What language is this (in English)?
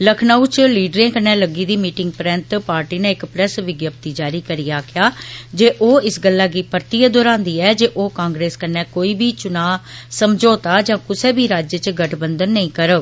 Dogri